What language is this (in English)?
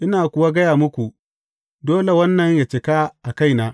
Hausa